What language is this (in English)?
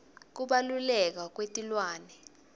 Swati